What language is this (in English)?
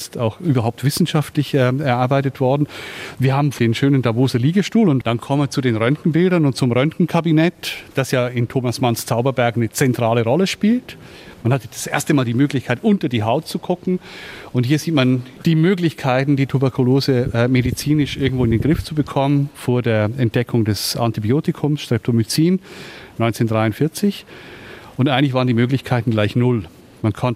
German